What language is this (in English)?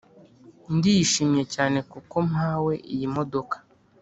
Kinyarwanda